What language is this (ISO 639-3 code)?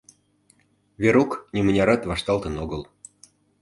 chm